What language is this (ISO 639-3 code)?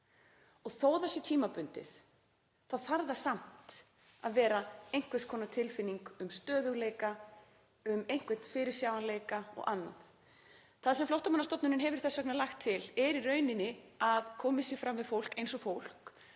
isl